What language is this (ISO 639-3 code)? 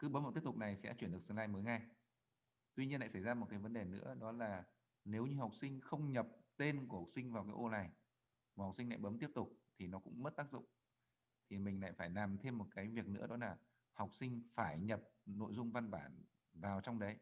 vie